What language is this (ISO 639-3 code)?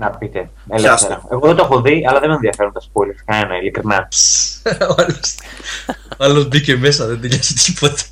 ell